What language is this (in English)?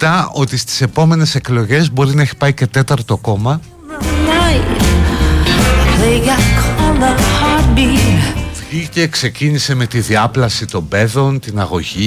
Greek